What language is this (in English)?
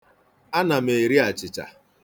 Igbo